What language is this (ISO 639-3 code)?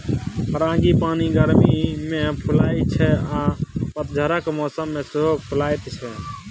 mai